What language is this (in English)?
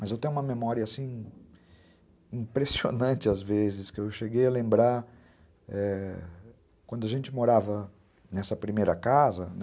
Portuguese